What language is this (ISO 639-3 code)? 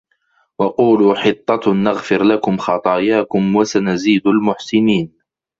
ara